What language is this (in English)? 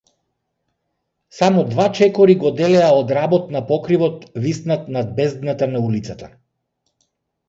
Macedonian